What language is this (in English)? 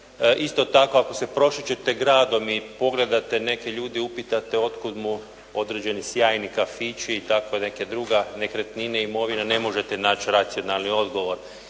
Croatian